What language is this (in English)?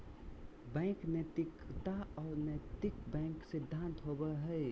Magahi